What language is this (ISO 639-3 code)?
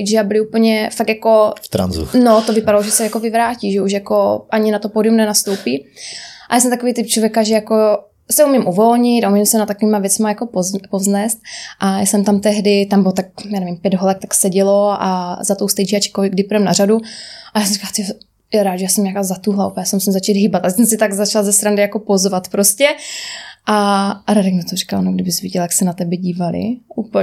ces